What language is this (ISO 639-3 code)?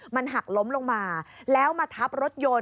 tha